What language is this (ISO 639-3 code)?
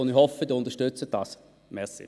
gsw